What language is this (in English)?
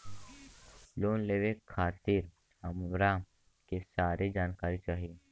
Bhojpuri